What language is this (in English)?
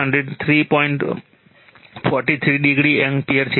Gujarati